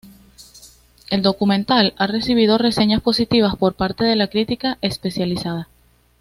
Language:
Spanish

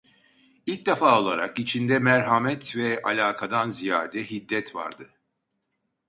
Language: Turkish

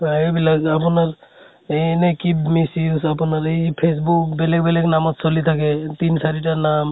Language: Assamese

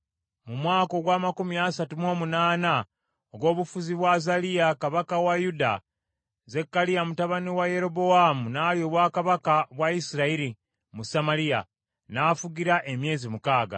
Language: Ganda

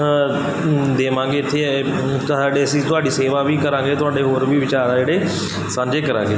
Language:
Punjabi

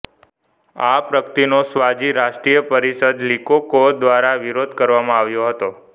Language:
Gujarati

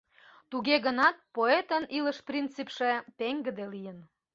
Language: Mari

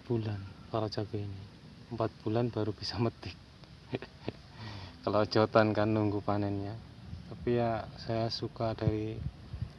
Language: Indonesian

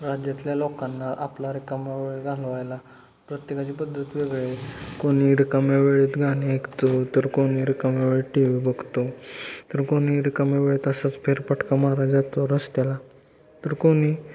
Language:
Marathi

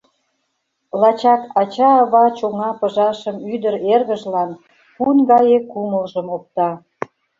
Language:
Mari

